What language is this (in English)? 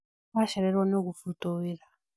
Kikuyu